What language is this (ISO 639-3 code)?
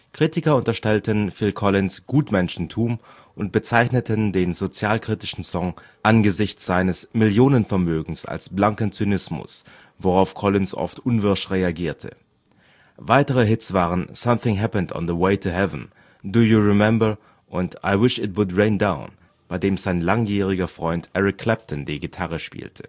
deu